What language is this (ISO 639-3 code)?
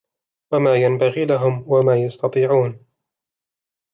ara